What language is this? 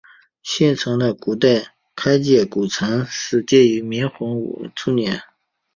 Chinese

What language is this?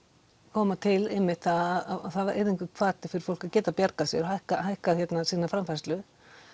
Icelandic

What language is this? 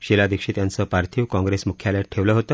Marathi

